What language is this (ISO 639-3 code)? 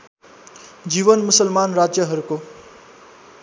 nep